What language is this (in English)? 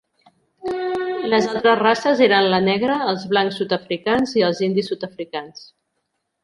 Catalan